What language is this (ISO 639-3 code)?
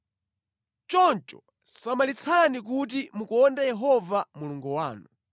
nya